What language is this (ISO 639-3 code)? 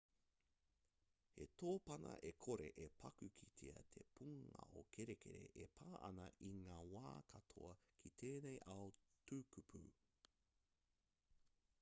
mri